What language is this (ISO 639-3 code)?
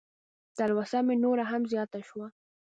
pus